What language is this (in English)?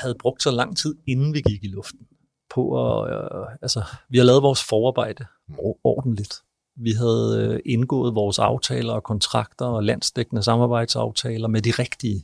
Danish